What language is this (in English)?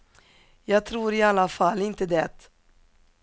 Swedish